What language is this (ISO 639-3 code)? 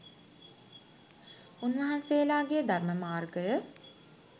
sin